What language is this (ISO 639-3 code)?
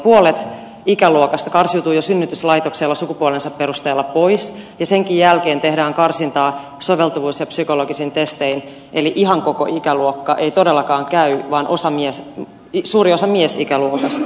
fin